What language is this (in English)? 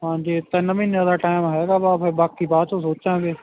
Punjabi